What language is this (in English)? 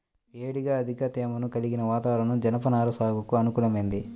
Telugu